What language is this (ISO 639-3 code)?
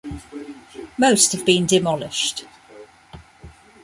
eng